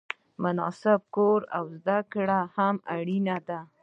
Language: Pashto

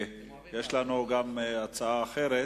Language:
Hebrew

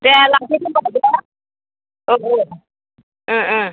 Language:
Bodo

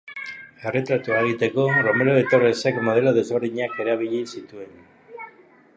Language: Basque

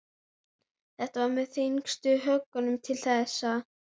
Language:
Icelandic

